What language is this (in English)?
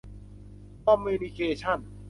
Thai